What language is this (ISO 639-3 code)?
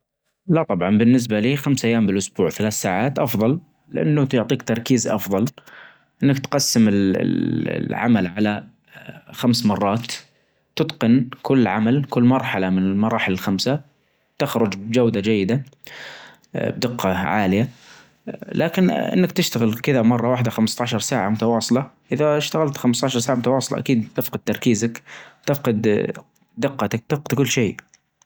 ars